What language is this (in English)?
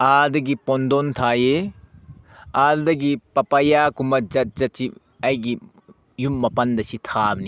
Manipuri